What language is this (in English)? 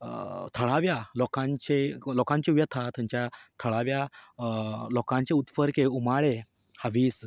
Konkani